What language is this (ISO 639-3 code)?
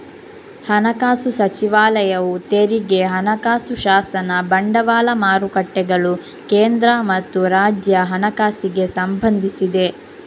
kan